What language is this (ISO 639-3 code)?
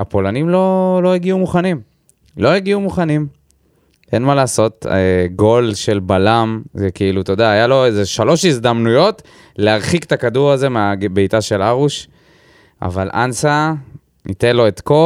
heb